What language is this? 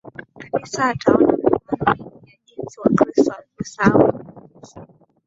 Swahili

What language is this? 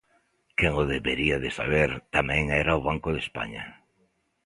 Galician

